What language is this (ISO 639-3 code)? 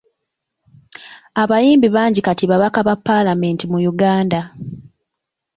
lug